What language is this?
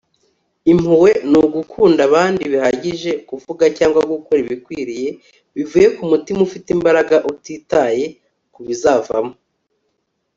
Kinyarwanda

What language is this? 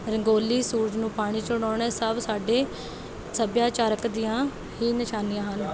Punjabi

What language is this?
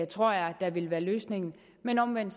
Danish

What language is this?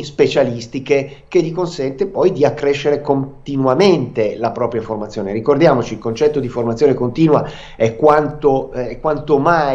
Italian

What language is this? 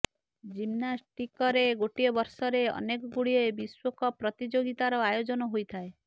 Odia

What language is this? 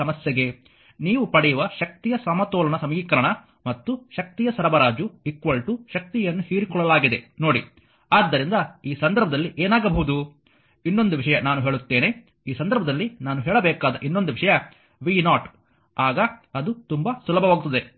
Kannada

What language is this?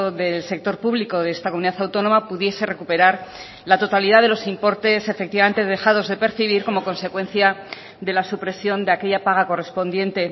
Spanish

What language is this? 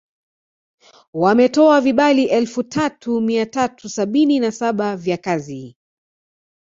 Swahili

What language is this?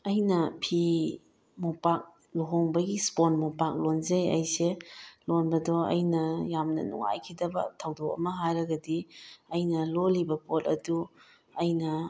Manipuri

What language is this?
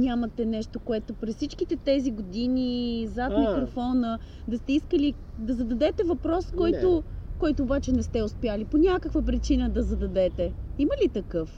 Bulgarian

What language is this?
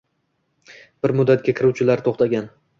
Uzbek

